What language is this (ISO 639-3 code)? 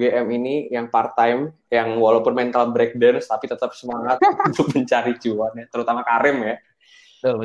ind